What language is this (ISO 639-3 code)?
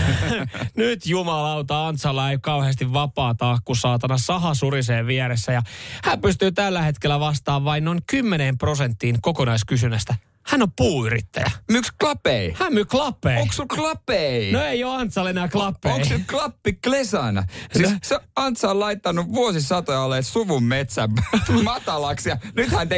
fin